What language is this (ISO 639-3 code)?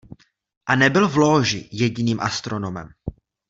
ces